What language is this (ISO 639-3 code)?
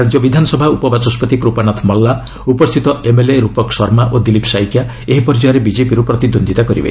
ori